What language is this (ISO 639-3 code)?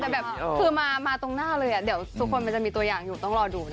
tha